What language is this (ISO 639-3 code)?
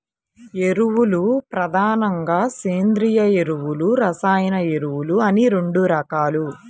tel